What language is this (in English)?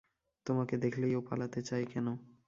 Bangla